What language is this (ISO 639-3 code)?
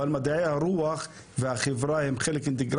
heb